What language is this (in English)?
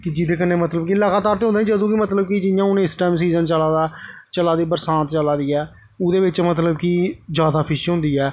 Dogri